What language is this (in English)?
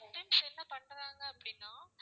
Tamil